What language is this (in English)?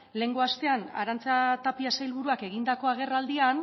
Basque